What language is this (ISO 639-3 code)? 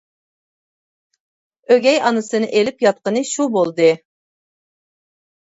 uig